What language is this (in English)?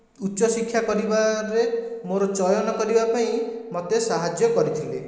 Odia